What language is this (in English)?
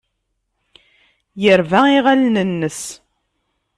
Kabyle